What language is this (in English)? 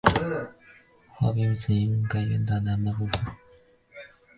Chinese